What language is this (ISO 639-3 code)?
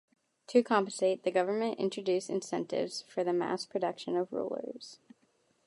eng